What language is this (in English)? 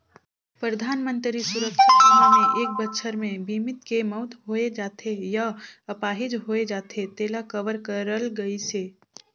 Chhattisgarhi